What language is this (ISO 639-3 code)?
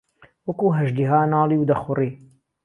ckb